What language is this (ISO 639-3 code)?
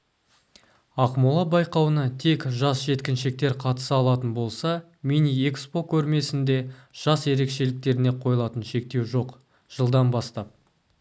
kaz